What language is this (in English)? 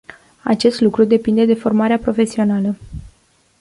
Romanian